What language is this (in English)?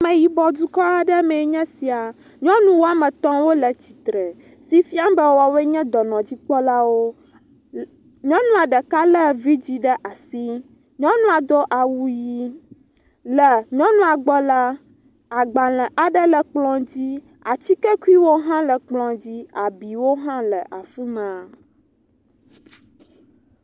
Ewe